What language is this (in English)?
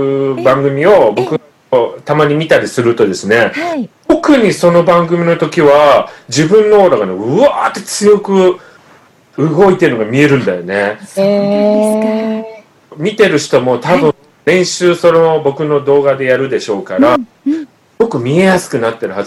Japanese